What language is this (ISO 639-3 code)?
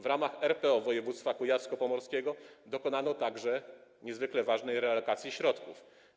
pol